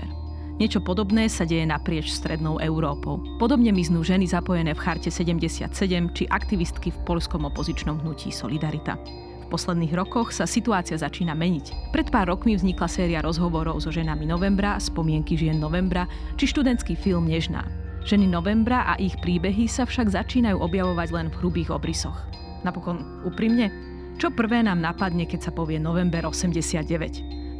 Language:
Slovak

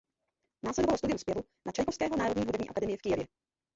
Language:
Czech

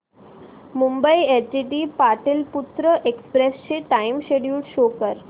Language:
Marathi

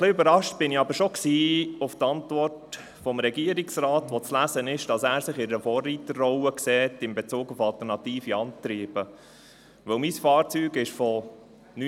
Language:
Swiss German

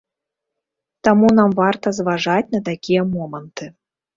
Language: Belarusian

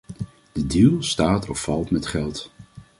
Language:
Dutch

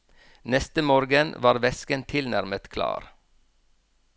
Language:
Norwegian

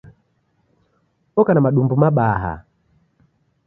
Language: Taita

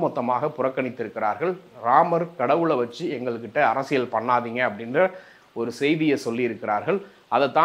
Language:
Korean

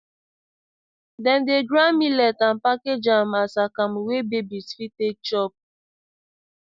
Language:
Nigerian Pidgin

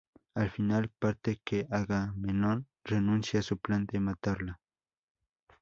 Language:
Spanish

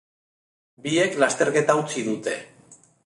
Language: Basque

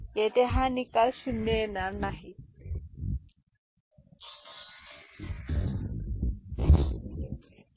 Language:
Marathi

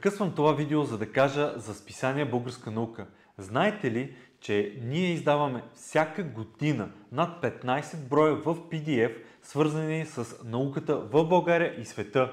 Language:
Bulgarian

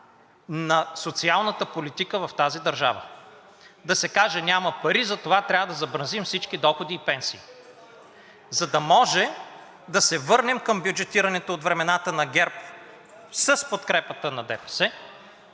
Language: Bulgarian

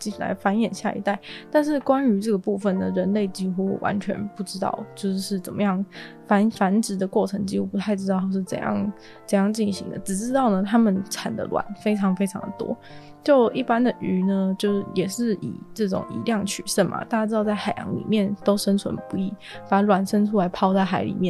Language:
Chinese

